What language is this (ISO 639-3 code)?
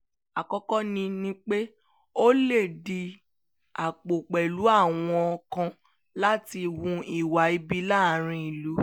yor